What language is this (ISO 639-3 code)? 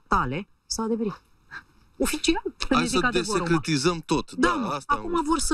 ron